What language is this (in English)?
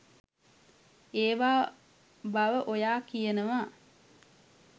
Sinhala